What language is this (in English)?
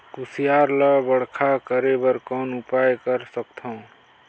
Chhattisgarhi